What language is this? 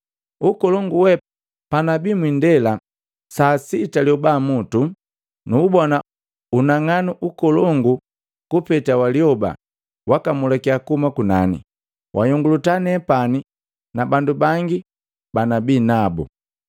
Matengo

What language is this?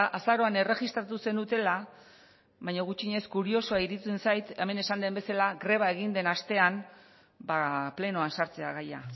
Basque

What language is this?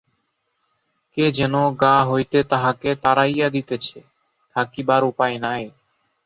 Bangla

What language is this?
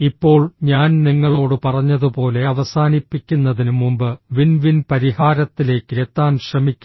Malayalam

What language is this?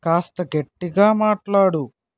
Telugu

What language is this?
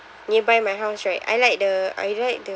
English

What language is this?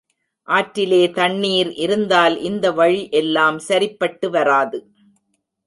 Tamil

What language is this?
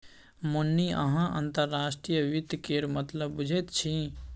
Maithili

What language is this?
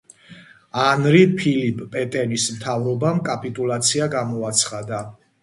Georgian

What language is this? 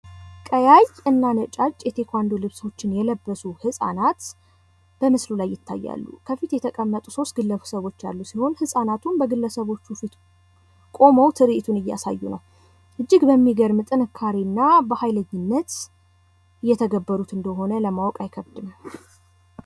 Amharic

